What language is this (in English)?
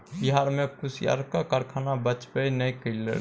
Maithili